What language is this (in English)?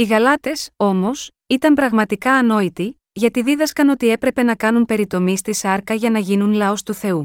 Greek